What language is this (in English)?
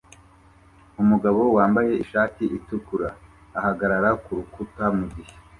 Kinyarwanda